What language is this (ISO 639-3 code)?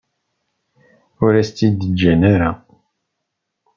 kab